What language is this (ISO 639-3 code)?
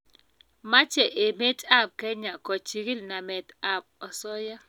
kln